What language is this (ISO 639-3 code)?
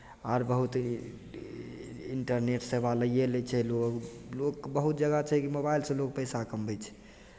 mai